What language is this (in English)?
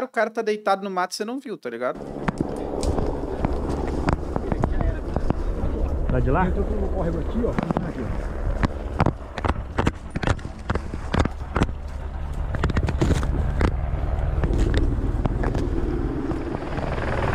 Portuguese